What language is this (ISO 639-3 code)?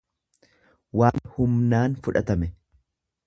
orm